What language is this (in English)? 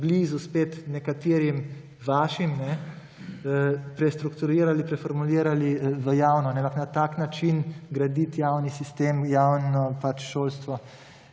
Slovenian